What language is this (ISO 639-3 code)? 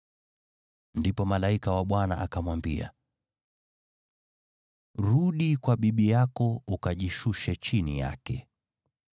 swa